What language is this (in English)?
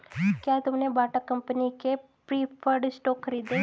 Hindi